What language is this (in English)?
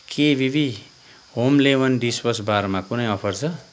Nepali